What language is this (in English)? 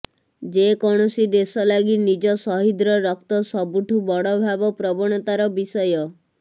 Odia